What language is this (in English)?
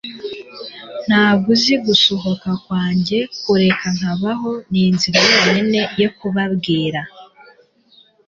Kinyarwanda